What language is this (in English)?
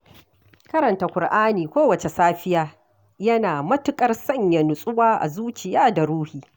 Hausa